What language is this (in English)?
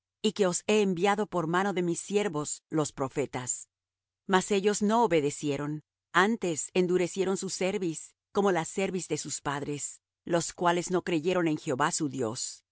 Spanish